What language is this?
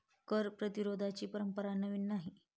Marathi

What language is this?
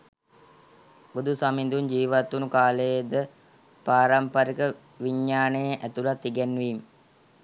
Sinhala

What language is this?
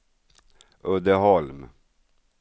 Swedish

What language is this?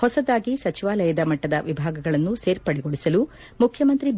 Kannada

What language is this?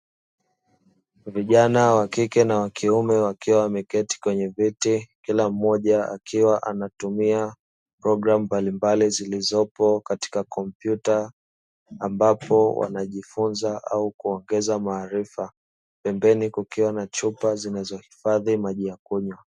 Swahili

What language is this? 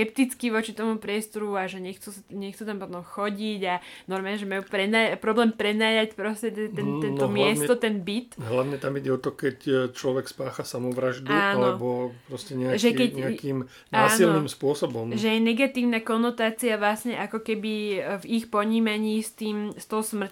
Slovak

